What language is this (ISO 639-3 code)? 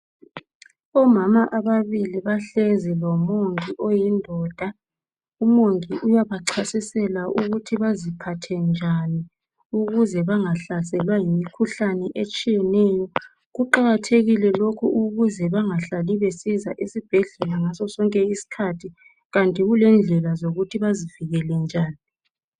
nde